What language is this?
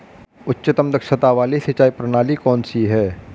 Hindi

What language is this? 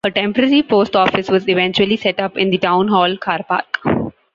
English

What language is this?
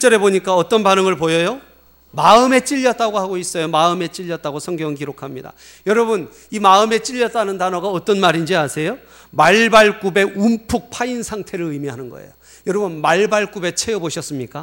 Korean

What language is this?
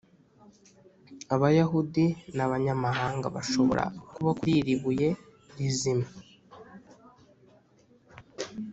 Kinyarwanda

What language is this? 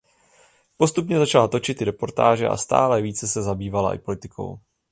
Czech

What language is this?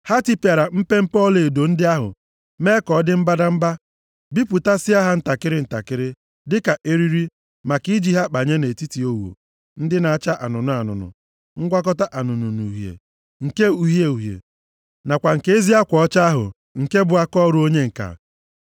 Igbo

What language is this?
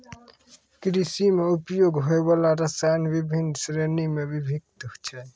Maithili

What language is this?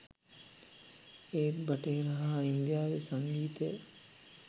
Sinhala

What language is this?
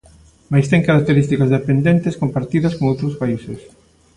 Galician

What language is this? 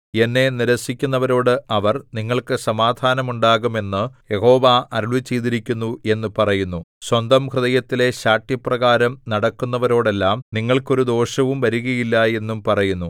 Malayalam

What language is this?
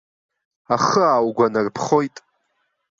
Abkhazian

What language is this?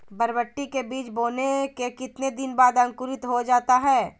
Magahi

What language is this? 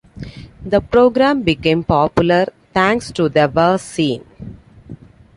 English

